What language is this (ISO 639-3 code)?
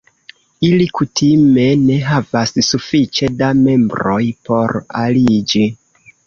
epo